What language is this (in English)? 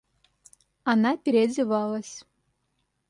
Russian